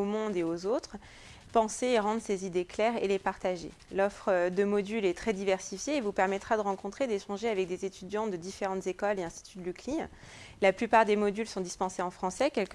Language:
French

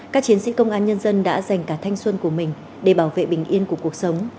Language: Vietnamese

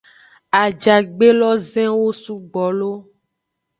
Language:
Aja (Benin)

